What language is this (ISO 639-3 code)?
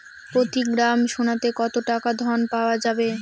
ben